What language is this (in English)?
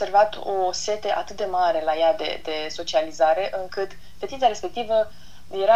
Romanian